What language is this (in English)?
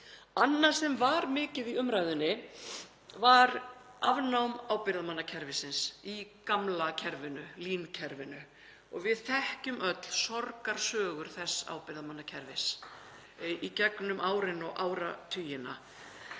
Icelandic